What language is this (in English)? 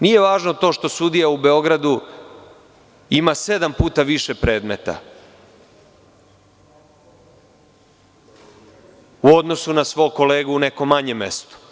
Serbian